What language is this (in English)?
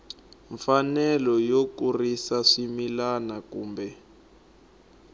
Tsonga